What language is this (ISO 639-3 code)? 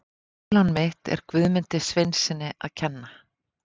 isl